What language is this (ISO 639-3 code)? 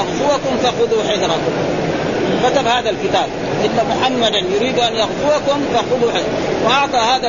ara